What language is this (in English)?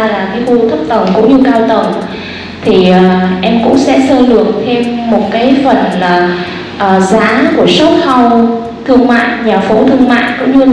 Vietnamese